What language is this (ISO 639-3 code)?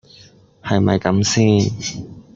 yue